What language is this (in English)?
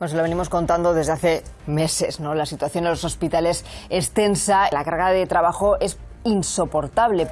Spanish